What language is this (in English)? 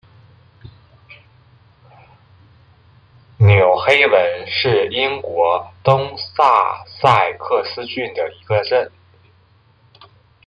Chinese